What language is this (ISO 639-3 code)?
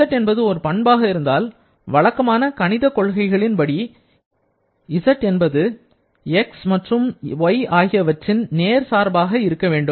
tam